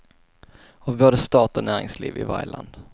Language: Swedish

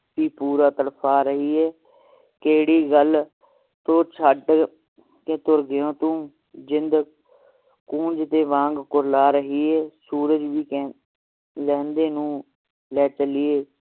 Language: Punjabi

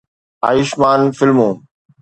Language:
Sindhi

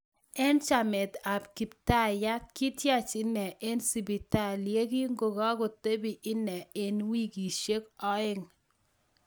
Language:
Kalenjin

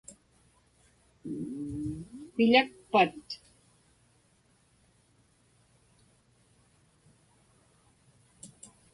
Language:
Inupiaq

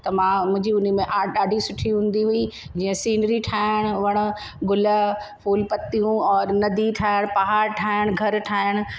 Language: Sindhi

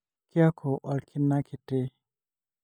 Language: Masai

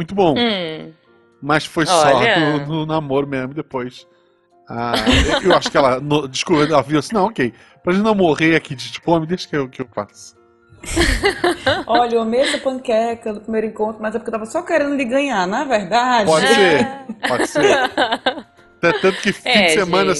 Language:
Portuguese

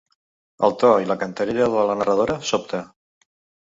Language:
Catalan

